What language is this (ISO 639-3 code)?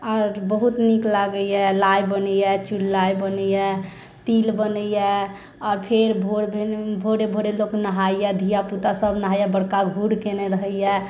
mai